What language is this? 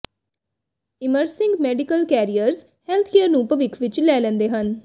Punjabi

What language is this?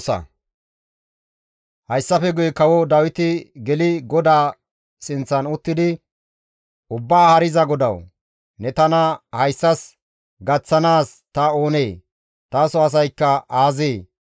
Gamo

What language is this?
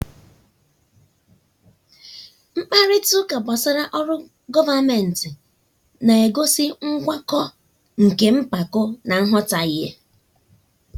Igbo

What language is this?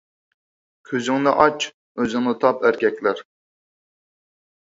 Uyghur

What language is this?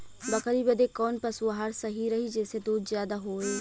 Bhojpuri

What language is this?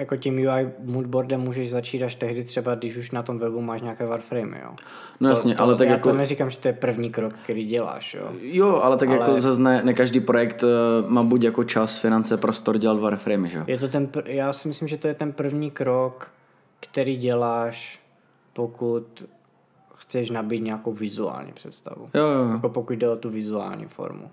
Czech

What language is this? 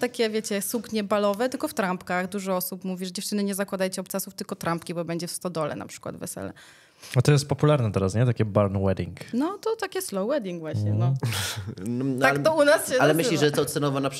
Polish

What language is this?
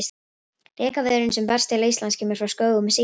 Icelandic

